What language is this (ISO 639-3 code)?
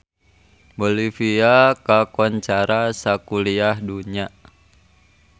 sun